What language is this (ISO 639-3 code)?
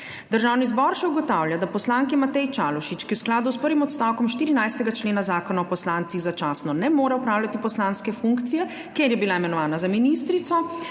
slv